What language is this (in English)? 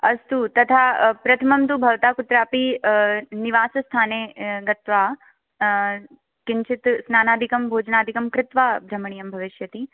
Sanskrit